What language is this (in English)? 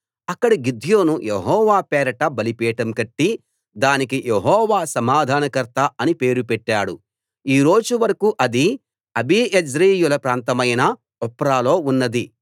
Telugu